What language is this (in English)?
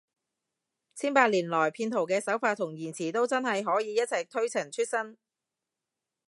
Cantonese